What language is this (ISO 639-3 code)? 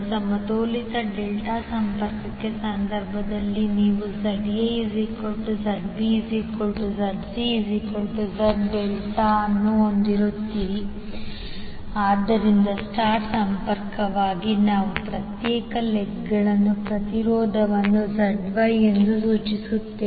kan